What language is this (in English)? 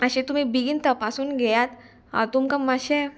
Konkani